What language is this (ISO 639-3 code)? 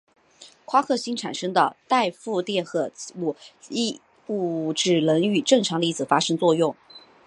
zho